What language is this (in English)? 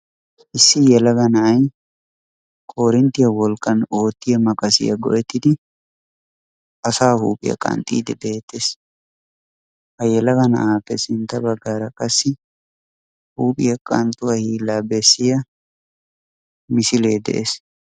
Wolaytta